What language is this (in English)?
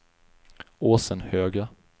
Swedish